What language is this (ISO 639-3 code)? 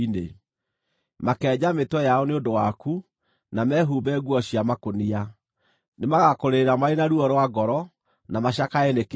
kik